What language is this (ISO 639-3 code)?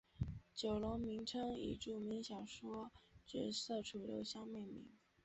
zho